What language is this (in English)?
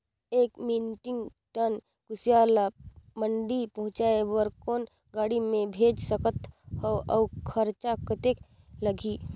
Chhattisgarhi